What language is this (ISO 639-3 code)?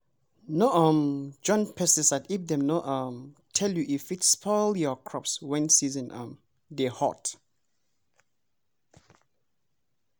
pcm